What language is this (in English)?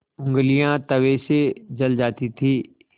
Hindi